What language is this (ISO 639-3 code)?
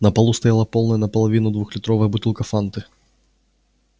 rus